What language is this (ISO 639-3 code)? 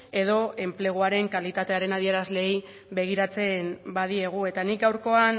eus